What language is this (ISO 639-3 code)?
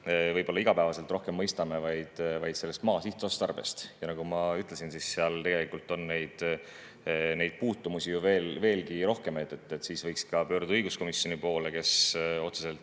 est